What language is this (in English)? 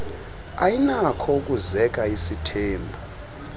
Xhosa